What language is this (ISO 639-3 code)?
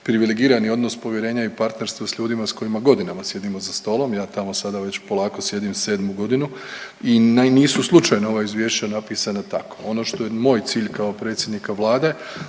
hrv